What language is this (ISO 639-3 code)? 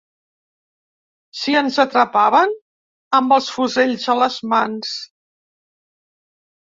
cat